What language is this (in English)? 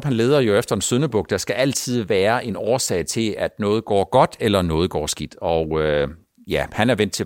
Danish